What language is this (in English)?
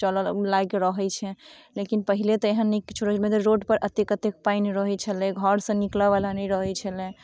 Maithili